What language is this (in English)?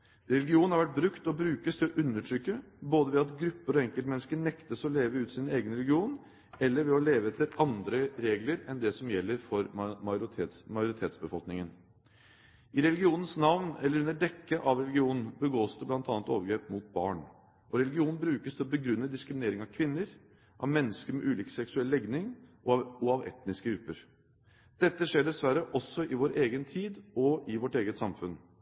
Norwegian Bokmål